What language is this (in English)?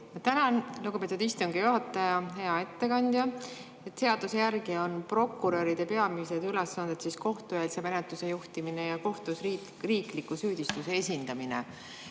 Estonian